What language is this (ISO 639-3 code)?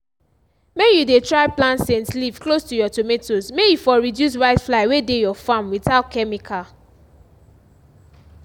pcm